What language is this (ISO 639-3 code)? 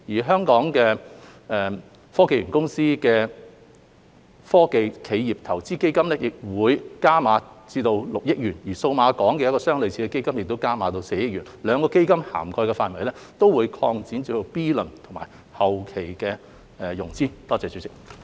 yue